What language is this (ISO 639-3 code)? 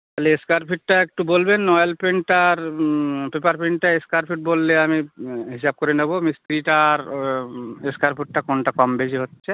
ben